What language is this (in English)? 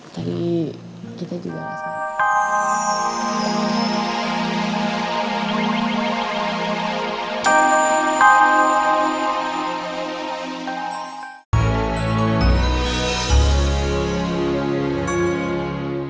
Indonesian